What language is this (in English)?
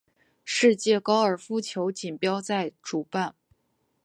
Chinese